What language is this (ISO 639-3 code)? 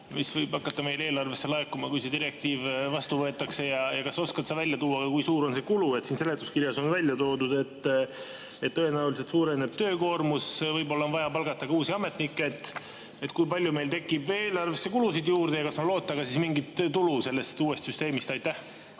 est